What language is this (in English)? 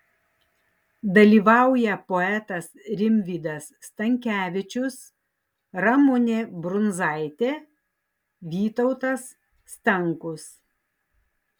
Lithuanian